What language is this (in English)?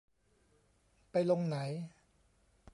Thai